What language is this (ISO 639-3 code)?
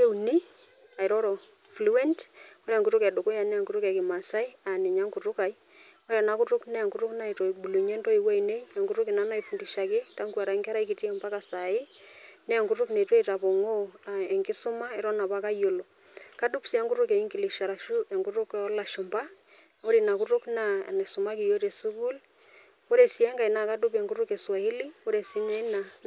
mas